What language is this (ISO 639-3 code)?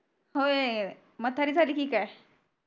mar